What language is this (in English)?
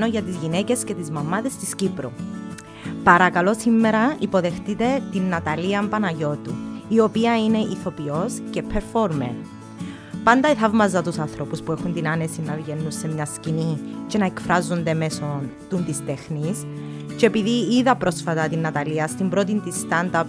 Greek